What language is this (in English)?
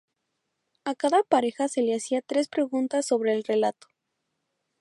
Spanish